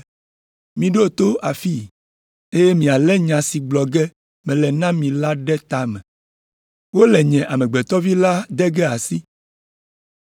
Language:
Ewe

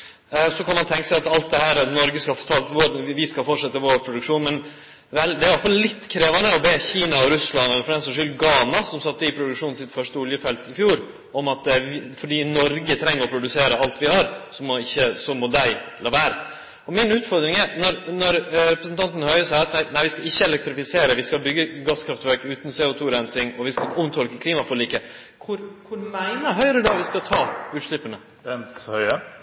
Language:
Norwegian Nynorsk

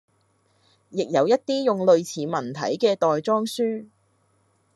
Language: Cantonese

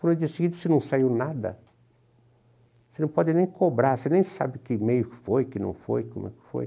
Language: Portuguese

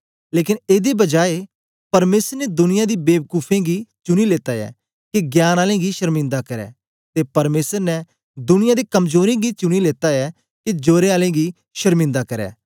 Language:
Dogri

